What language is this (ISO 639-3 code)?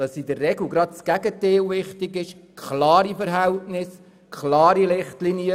gsw